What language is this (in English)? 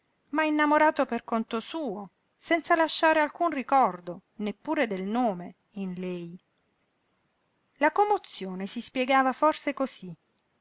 Italian